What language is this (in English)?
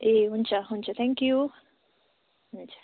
Nepali